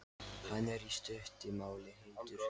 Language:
Icelandic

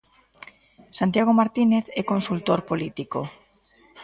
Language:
Galician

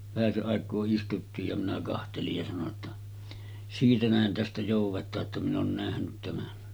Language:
Finnish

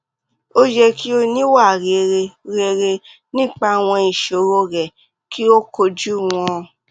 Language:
Yoruba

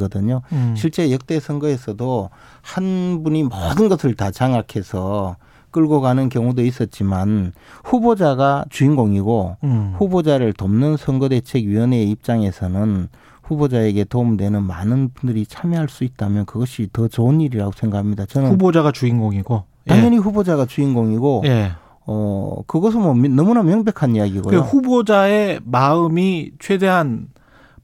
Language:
Korean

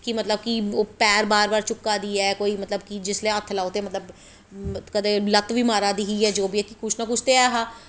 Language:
Dogri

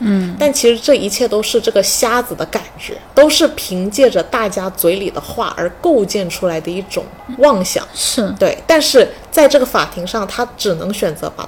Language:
Chinese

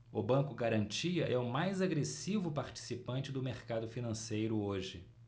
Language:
Portuguese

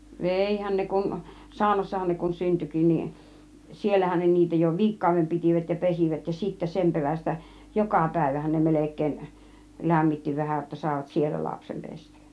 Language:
Finnish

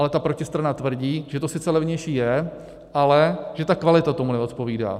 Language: Czech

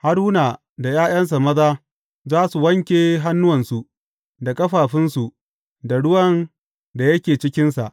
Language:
Hausa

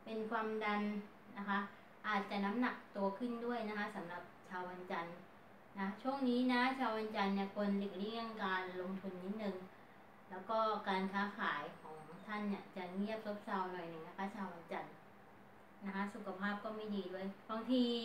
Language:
Thai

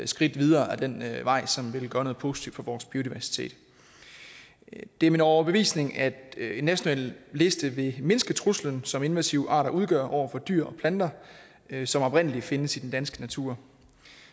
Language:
Danish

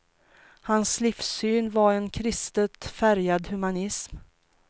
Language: Swedish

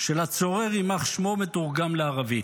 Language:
Hebrew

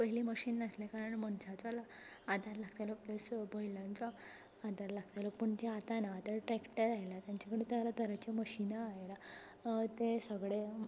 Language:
Konkani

